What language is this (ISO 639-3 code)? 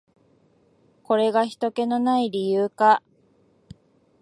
jpn